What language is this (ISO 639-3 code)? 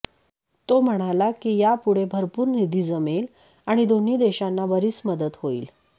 mar